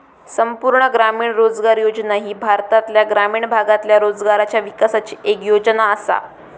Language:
Marathi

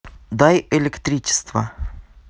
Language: Russian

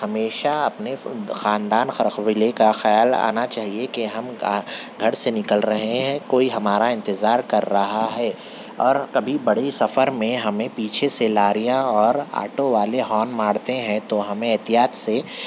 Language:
Urdu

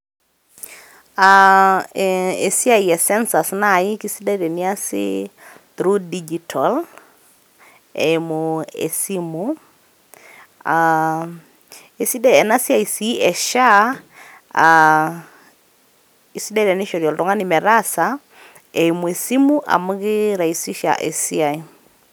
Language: Masai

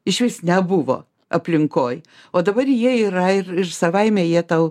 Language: Lithuanian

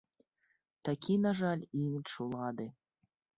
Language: Belarusian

